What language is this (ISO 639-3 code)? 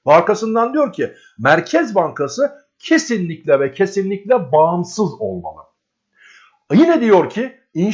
tur